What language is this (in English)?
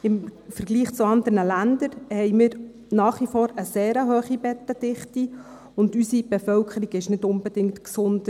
Swiss German